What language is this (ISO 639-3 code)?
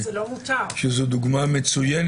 heb